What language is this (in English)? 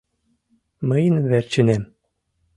Mari